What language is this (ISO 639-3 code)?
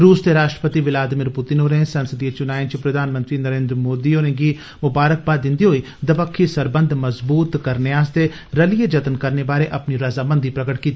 doi